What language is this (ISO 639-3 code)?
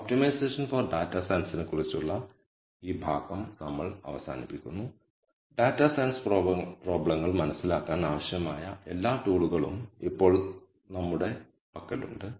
mal